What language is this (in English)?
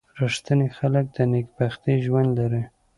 Pashto